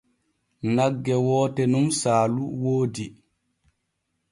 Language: Borgu Fulfulde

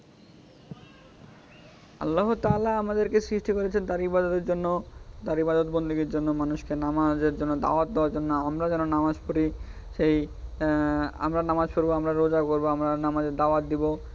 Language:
Bangla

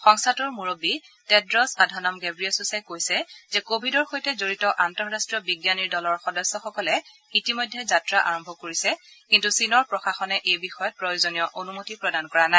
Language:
Assamese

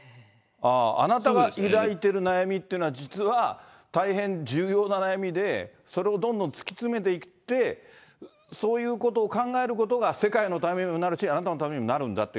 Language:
Japanese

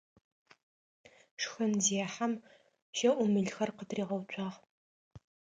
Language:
Adyghe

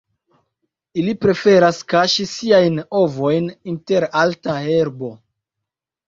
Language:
Esperanto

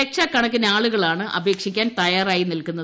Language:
Malayalam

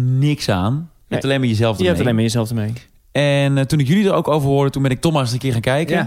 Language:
Dutch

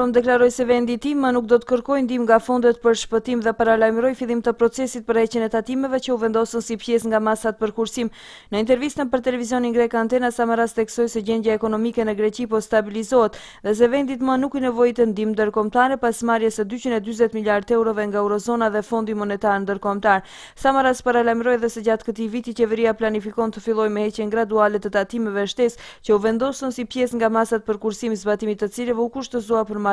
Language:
Romanian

